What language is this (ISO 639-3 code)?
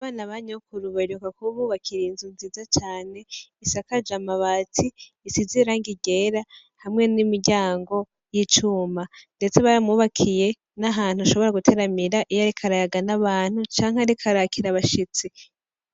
run